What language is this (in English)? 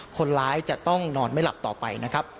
Thai